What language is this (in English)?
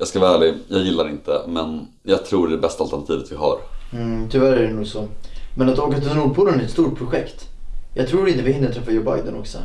Swedish